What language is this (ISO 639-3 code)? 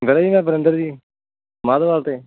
pan